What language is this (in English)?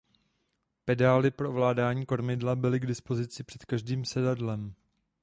Czech